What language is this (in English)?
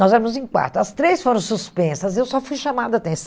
Portuguese